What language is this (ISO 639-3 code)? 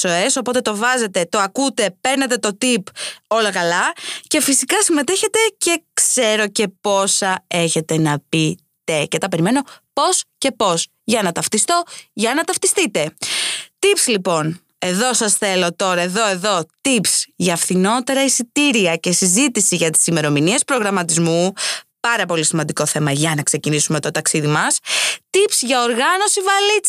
ell